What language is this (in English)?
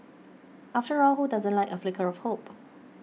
English